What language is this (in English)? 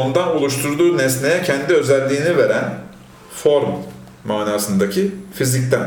Turkish